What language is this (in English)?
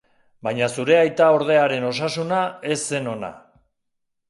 Basque